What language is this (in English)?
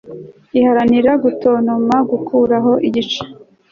Kinyarwanda